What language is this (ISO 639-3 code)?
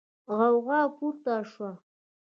pus